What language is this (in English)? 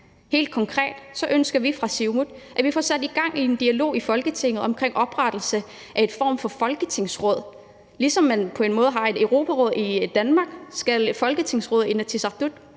Danish